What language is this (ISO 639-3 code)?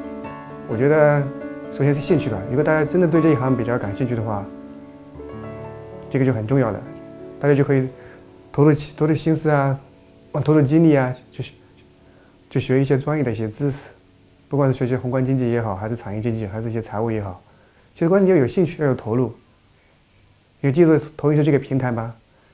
zho